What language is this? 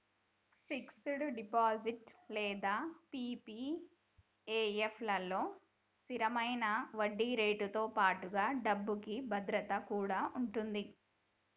Telugu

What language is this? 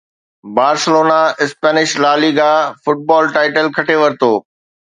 Sindhi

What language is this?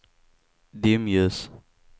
Swedish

